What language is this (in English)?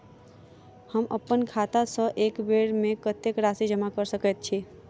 Maithili